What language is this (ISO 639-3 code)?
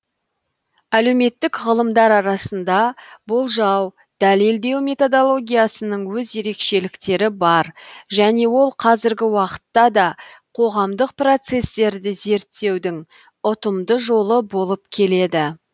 kaz